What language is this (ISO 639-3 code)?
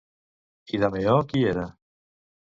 cat